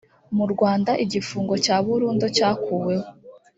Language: Kinyarwanda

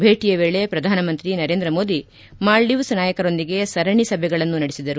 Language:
Kannada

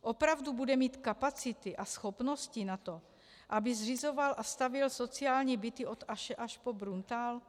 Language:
Czech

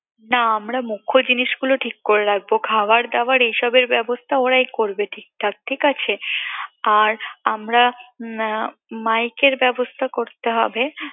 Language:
Bangla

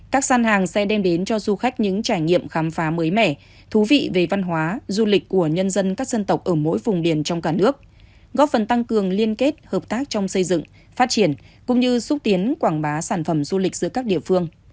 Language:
Vietnamese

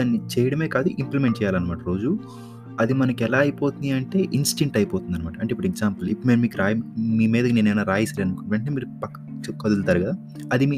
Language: Telugu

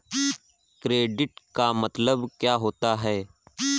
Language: Hindi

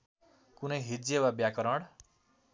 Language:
Nepali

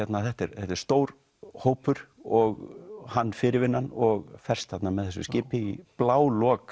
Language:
Icelandic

